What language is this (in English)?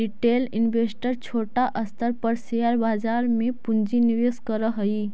Magahi